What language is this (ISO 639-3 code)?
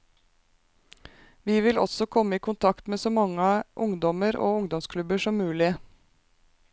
nor